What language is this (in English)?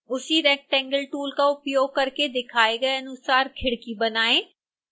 Hindi